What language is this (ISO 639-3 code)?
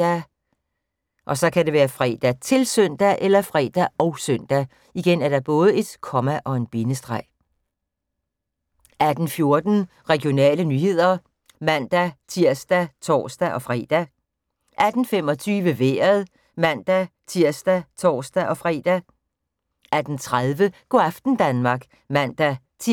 dan